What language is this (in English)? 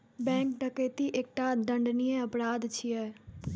Maithili